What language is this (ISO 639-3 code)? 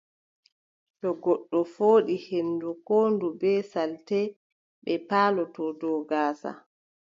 fub